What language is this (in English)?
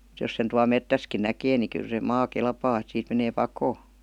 Finnish